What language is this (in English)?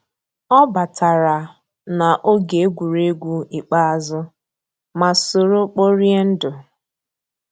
Igbo